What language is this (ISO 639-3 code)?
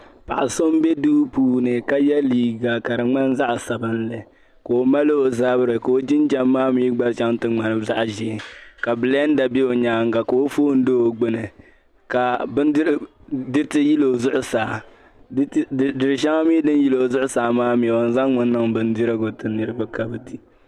dag